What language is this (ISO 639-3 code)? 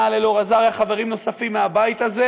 heb